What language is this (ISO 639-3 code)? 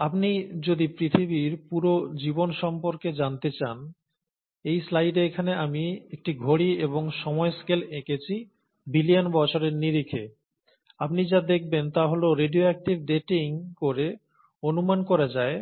ben